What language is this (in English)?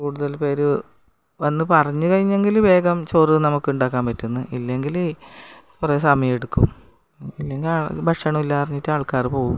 Malayalam